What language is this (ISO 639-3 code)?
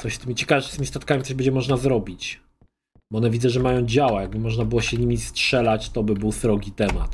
pol